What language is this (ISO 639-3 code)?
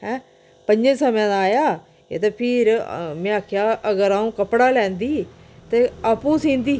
doi